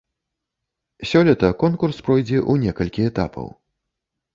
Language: Belarusian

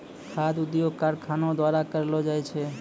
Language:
Maithili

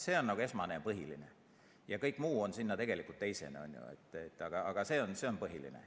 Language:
Estonian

